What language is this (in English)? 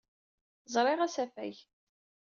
Kabyle